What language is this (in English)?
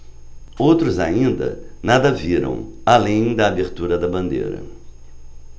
Portuguese